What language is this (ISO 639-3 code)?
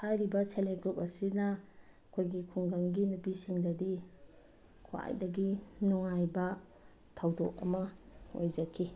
mni